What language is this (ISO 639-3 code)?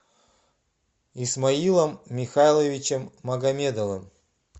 rus